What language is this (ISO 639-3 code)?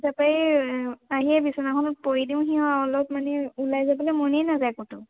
asm